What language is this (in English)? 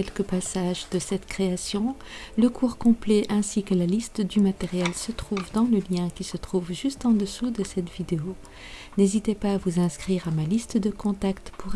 French